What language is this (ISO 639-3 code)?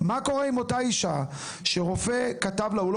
heb